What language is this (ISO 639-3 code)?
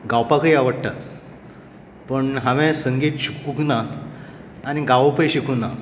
kok